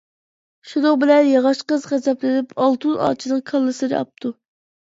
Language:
Uyghur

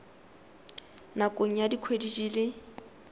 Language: Tswana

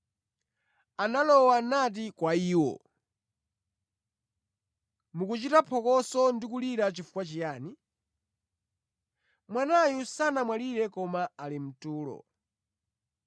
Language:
Nyanja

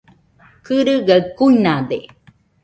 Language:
Nüpode Huitoto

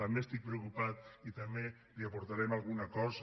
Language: Catalan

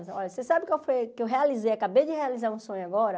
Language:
Portuguese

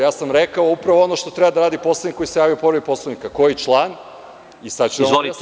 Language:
Serbian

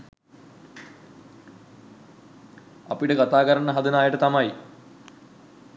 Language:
Sinhala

